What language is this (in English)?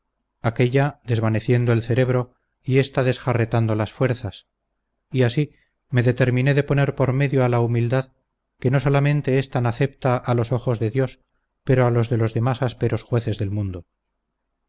Spanish